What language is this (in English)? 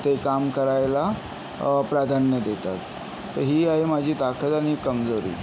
Marathi